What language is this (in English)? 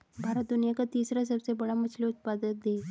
Hindi